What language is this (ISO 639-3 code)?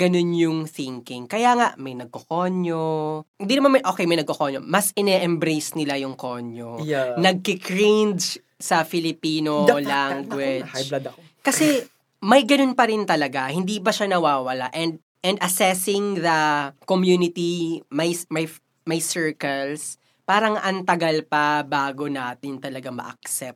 fil